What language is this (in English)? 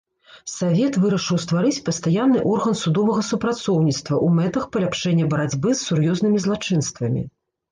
Belarusian